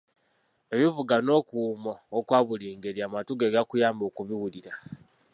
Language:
Ganda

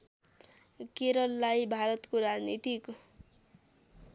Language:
Nepali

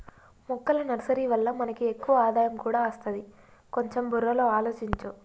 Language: Telugu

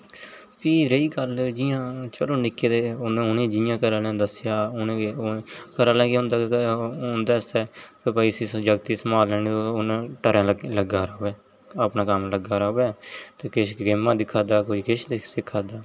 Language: Dogri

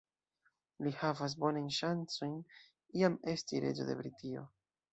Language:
Esperanto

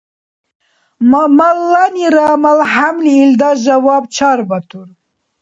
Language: Dargwa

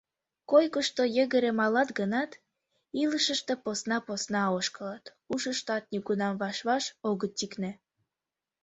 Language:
Mari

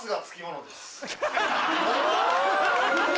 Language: Japanese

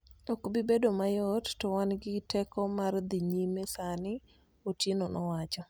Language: Luo (Kenya and Tanzania)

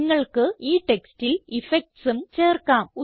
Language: Malayalam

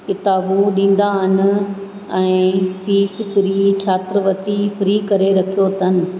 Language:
Sindhi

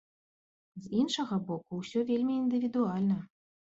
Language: Belarusian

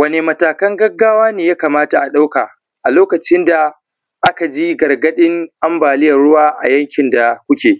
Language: Hausa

